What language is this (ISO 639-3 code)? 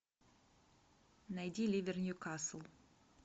rus